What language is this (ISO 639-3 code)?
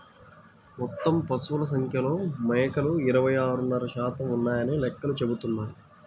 tel